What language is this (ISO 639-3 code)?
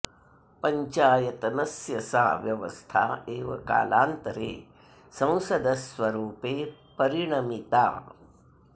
san